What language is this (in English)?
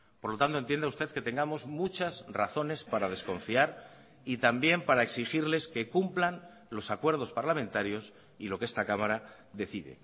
Spanish